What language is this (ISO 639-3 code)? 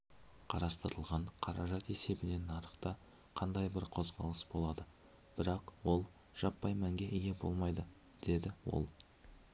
kaz